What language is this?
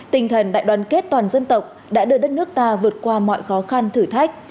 Vietnamese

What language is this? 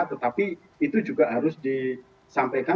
Indonesian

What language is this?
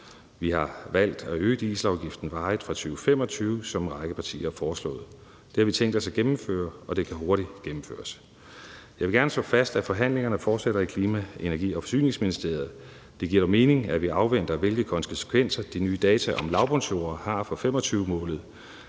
Danish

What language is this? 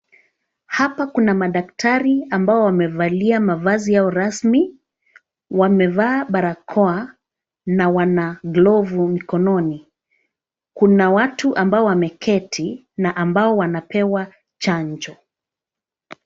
Swahili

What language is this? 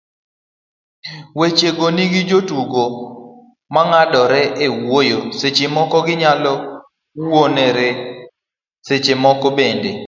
Luo (Kenya and Tanzania)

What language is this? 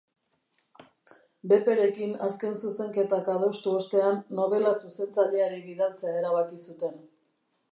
Basque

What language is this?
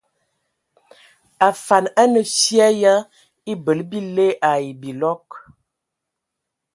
Ewondo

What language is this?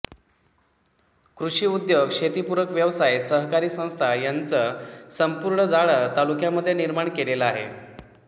Marathi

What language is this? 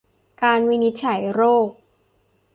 Thai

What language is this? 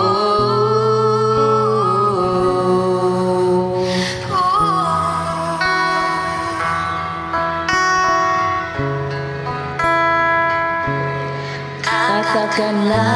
Indonesian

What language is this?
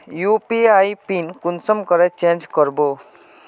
Magahi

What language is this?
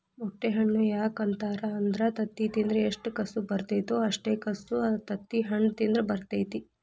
Kannada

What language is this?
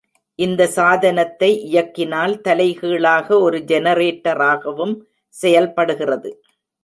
Tamil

